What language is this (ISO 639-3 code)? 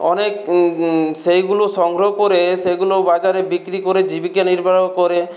ben